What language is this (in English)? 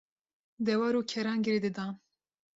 Kurdish